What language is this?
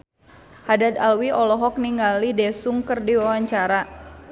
Sundanese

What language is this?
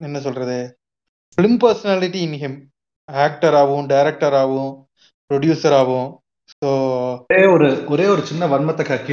Tamil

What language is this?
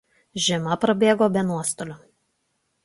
Lithuanian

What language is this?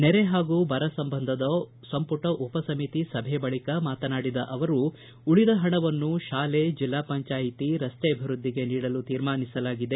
Kannada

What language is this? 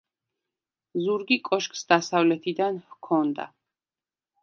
Georgian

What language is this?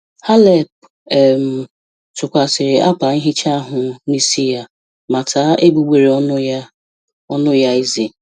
Igbo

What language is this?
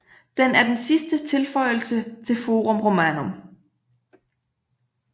Danish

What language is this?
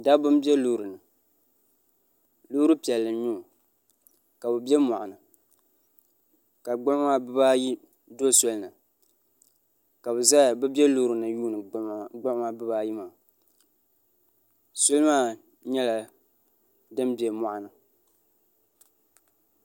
Dagbani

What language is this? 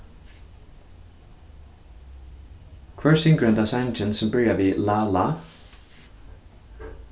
Faroese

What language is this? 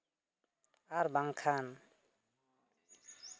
Santali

